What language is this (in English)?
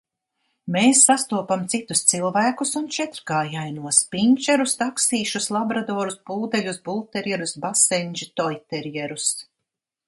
Latvian